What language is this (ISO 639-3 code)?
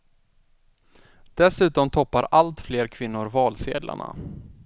swe